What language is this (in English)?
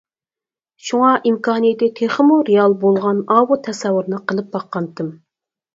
Uyghur